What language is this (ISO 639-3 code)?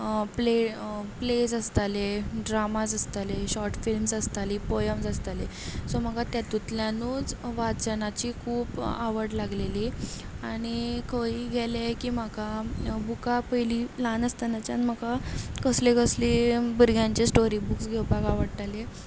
kok